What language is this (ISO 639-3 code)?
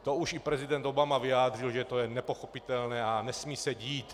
ces